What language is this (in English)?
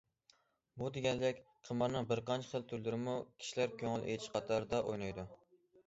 Uyghur